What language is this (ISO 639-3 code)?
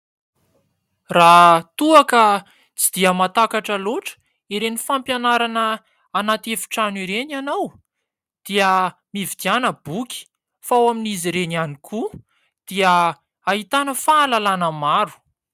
mlg